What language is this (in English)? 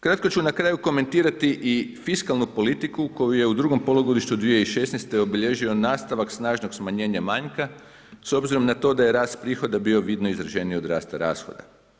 Croatian